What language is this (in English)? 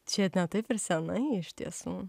Lithuanian